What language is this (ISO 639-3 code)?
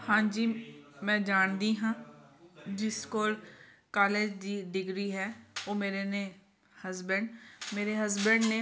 pan